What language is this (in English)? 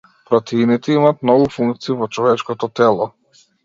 Macedonian